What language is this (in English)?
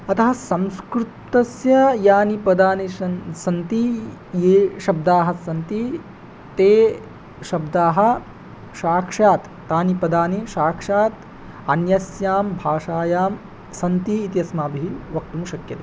Sanskrit